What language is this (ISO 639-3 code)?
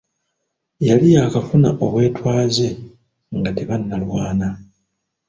lug